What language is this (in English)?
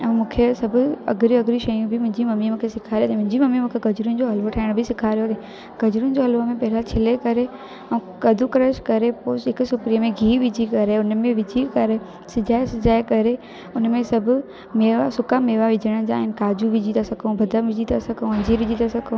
Sindhi